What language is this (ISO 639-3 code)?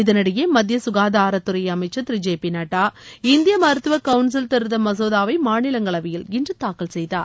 tam